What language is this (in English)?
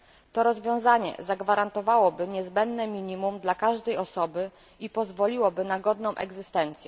Polish